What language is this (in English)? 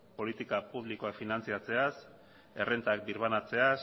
Basque